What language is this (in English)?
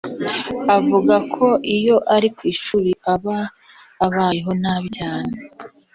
Kinyarwanda